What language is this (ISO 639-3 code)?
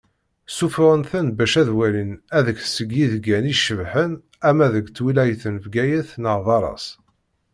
kab